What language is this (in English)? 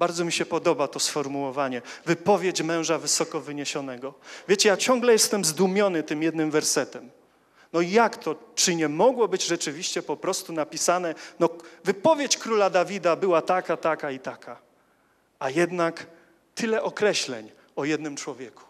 Polish